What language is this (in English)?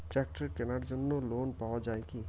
Bangla